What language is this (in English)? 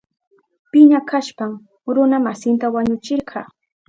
Southern Pastaza Quechua